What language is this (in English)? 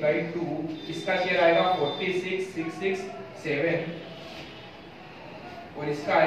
Hindi